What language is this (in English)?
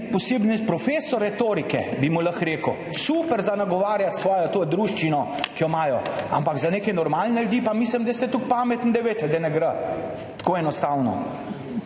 Slovenian